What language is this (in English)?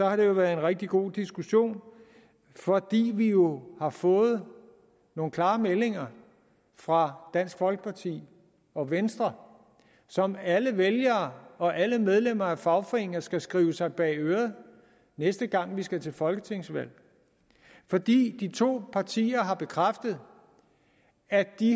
Danish